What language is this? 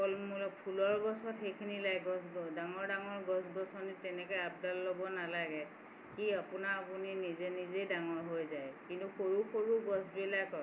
Assamese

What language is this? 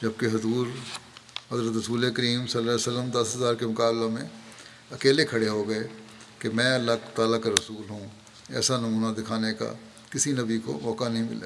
Urdu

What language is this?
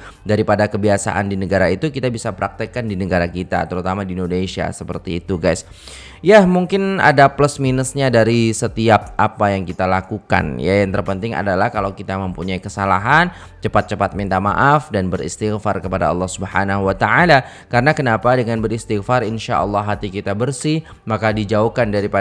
Indonesian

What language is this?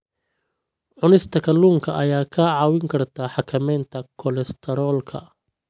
Somali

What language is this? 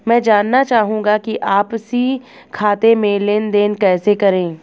Hindi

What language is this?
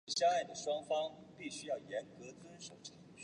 Chinese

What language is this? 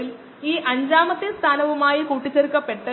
Malayalam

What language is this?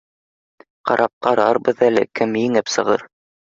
Bashkir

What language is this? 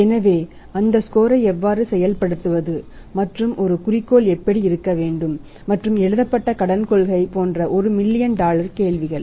Tamil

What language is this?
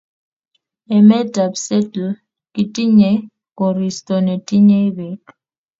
Kalenjin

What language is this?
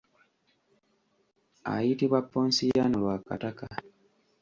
Ganda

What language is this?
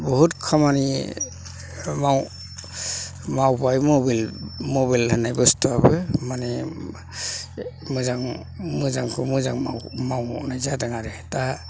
Bodo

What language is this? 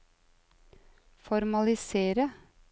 Norwegian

